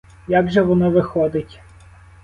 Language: Ukrainian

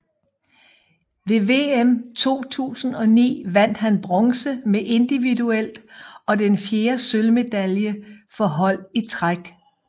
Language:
Danish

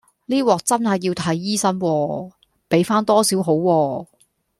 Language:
Cantonese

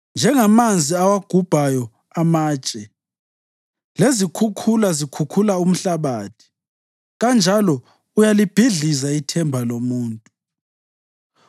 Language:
North Ndebele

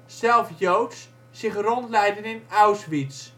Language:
Dutch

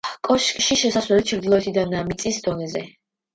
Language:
Georgian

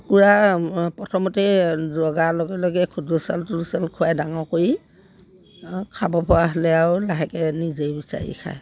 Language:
Assamese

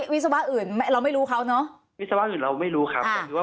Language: Thai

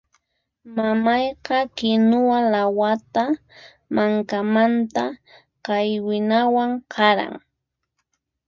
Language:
Puno Quechua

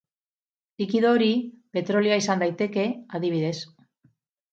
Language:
Basque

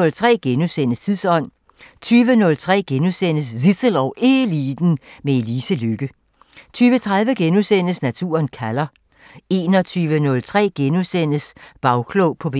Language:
Danish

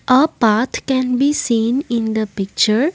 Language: English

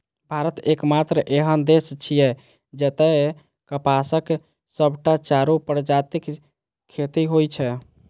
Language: Maithili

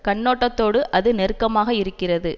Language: Tamil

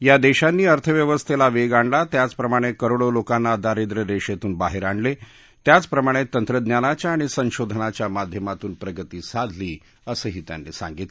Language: Marathi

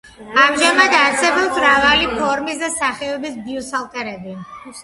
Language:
Georgian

